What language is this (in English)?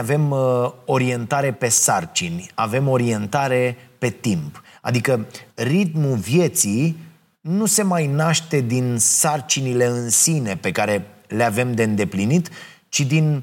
Romanian